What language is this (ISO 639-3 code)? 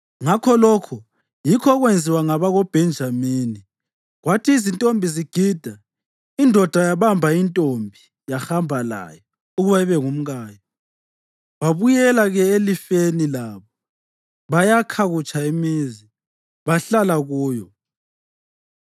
nde